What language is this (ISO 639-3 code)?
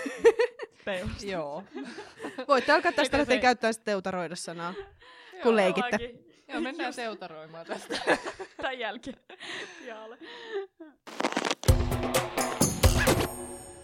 fin